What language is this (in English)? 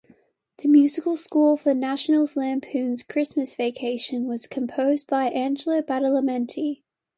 English